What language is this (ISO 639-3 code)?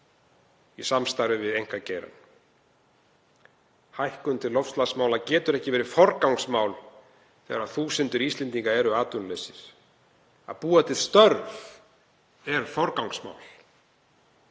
isl